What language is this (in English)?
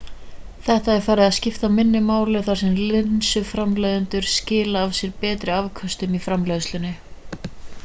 Icelandic